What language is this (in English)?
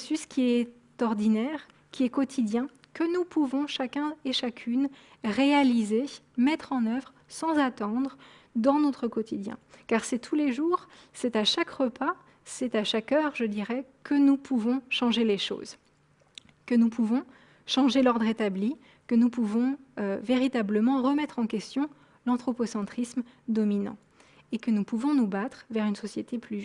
French